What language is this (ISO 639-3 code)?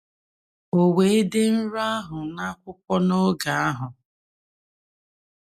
ibo